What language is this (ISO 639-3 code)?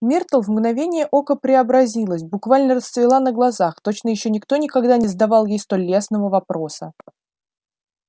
rus